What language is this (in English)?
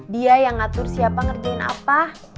Indonesian